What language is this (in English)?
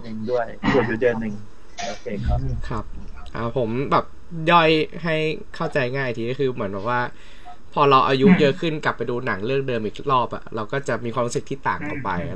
Thai